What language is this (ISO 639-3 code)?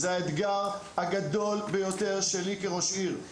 heb